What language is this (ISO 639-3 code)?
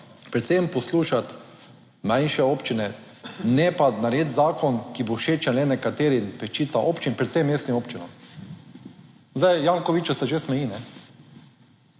slv